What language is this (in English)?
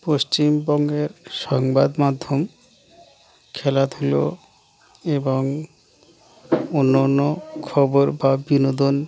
Bangla